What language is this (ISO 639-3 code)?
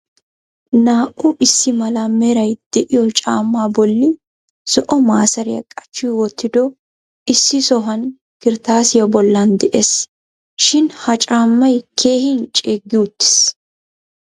wal